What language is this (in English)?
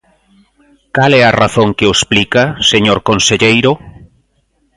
Galician